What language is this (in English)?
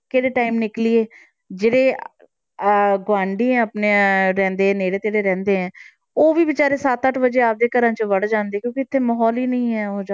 Punjabi